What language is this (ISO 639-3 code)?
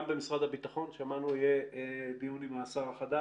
heb